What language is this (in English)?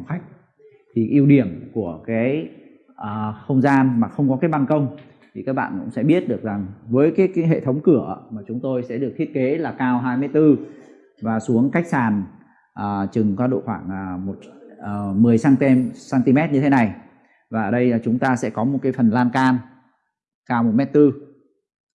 Vietnamese